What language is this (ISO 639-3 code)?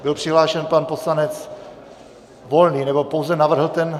ces